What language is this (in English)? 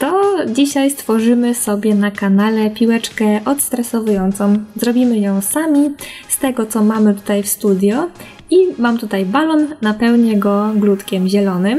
Polish